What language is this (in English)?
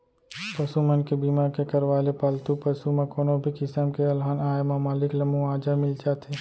Chhattisgarhi